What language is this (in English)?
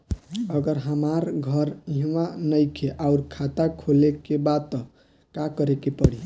Bhojpuri